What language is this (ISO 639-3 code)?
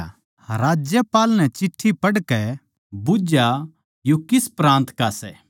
bgc